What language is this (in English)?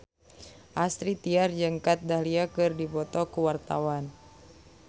Sundanese